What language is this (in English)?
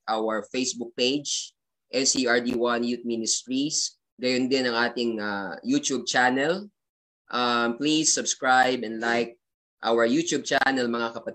Filipino